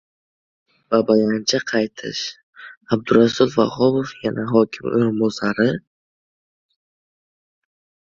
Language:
Uzbek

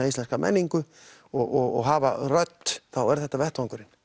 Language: Icelandic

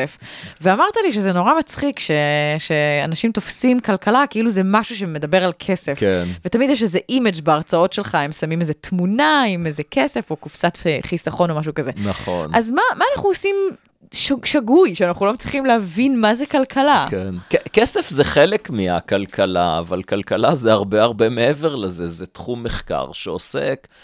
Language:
Hebrew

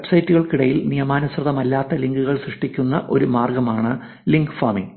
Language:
Malayalam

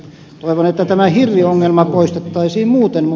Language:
Finnish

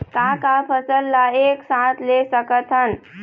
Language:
Chhattisgarhi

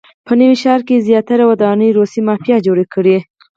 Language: Pashto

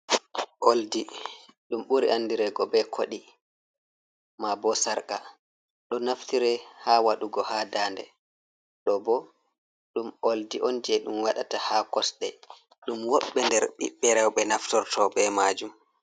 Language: Fula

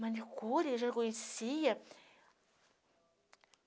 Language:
Portuguese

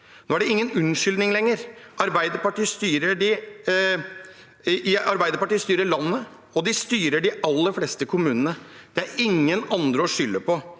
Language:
Norwegian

